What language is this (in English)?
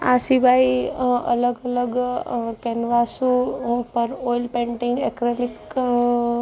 Gujarati